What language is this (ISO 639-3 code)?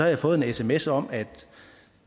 dan